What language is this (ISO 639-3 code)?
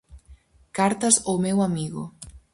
glg